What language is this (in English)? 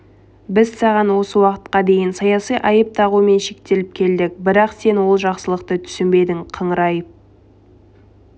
Kazakh